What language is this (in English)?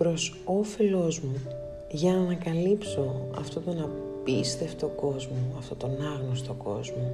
Greek